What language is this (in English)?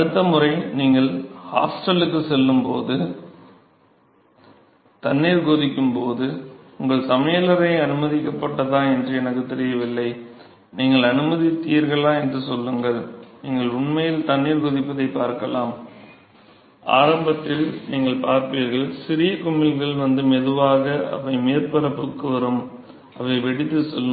Tamil